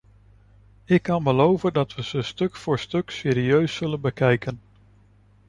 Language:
Dutch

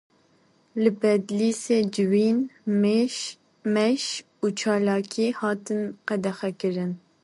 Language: Kurdish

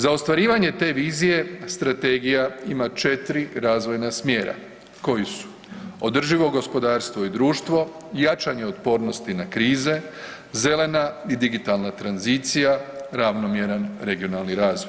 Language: Croatian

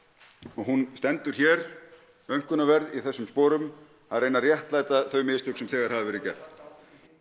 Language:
Icelandic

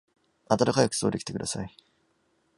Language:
Japanese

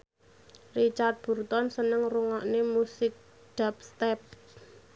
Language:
Javanese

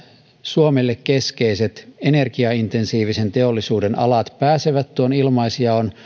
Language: Finnish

